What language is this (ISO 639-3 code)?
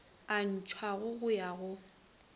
nso